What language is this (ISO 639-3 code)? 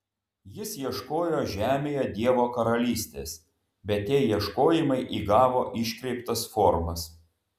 lit